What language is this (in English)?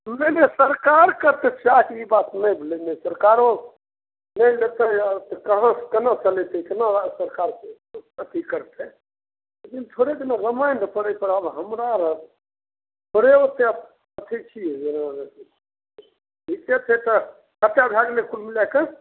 Maithili